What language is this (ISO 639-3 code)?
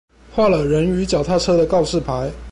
zho